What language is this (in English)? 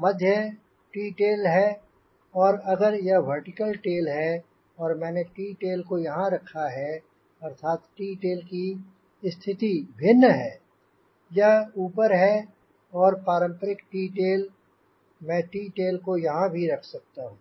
Hindi